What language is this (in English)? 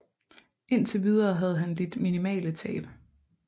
Danish